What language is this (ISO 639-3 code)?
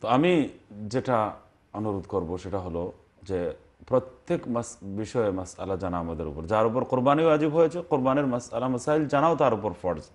ara